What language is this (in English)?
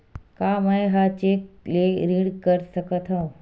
Chhattisgarhi